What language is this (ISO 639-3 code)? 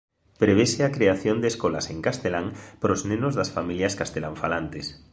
glg